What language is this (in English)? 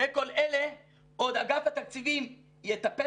Hebrew